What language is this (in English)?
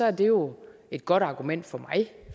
Danish